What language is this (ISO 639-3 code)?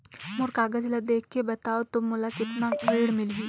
hne